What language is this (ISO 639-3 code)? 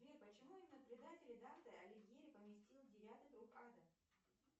rus